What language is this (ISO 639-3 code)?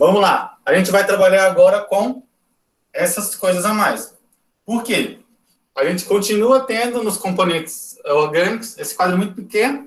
por